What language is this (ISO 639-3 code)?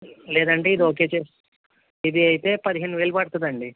tel